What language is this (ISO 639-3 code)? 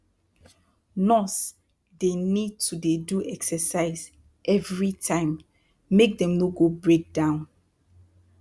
pcm